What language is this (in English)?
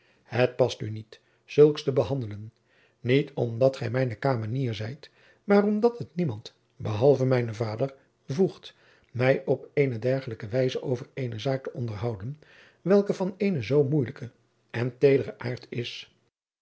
Dutch